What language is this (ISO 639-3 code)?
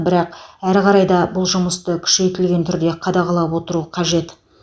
kaz